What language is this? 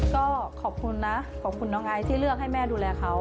Thai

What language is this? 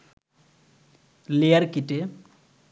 Bangla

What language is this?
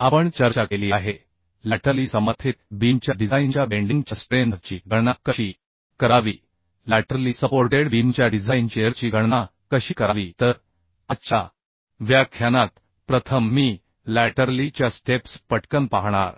Marathi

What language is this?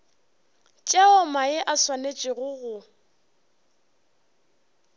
Northern Sotho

